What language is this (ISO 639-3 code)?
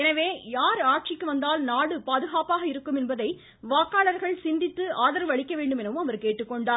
tam